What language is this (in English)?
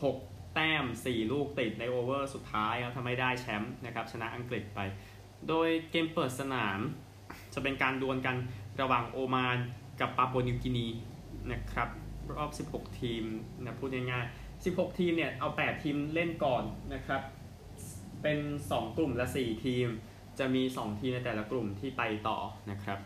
Thai